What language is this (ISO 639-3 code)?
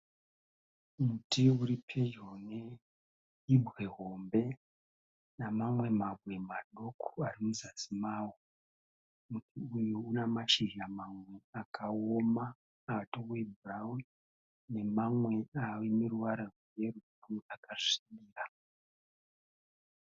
sna